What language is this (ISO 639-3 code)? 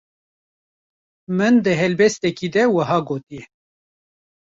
kur